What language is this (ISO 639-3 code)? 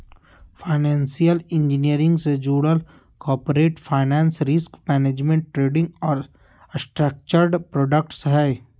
mag